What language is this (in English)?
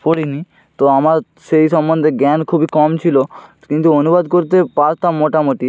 Bangla